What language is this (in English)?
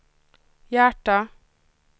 Swedish